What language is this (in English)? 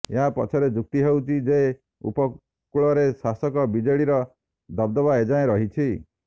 Odia